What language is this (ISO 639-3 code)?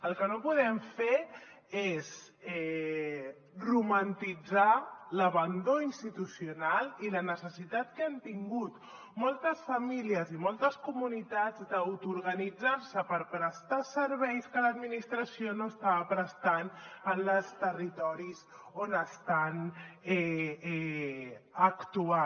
cat